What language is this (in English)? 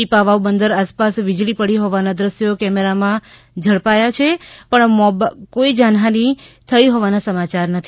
Gujarati